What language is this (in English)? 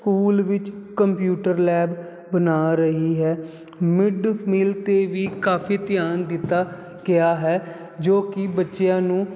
Punjabi